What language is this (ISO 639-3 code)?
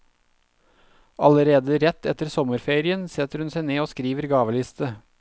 nor